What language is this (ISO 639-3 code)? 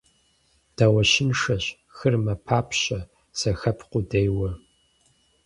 kbd